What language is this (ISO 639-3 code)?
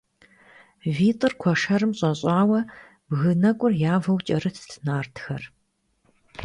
kbd